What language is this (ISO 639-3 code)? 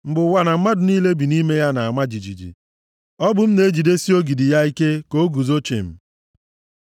ibo